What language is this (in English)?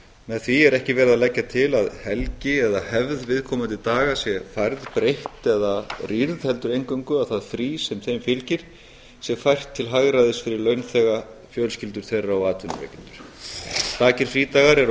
Icelandic